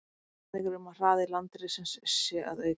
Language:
Icelandic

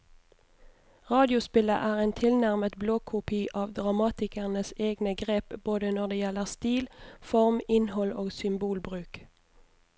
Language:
Norwegian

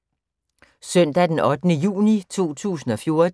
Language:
Danish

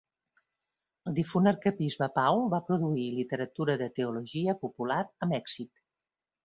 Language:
Catalan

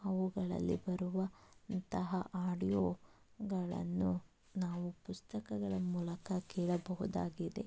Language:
Kannada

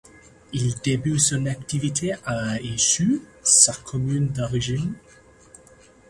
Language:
French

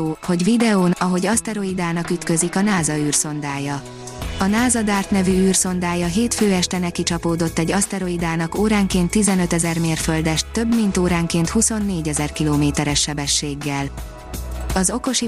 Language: Hungarian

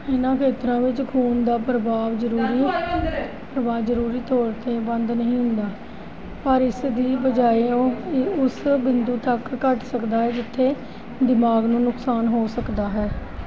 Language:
Punjabi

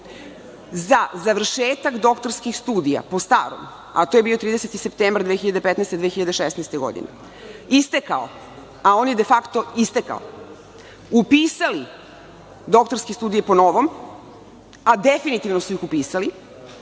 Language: Serbian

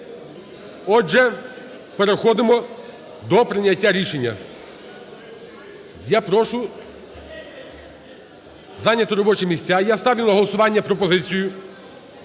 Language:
Ukrainian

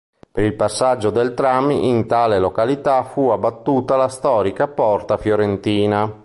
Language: Italian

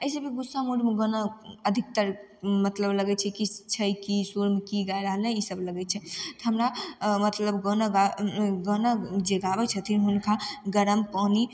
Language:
Maithili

